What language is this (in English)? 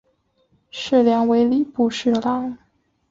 Chinese